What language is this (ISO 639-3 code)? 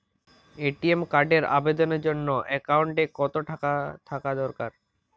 ben